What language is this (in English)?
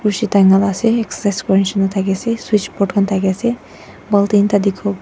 Naga Pidgin